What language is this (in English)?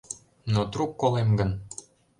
Mari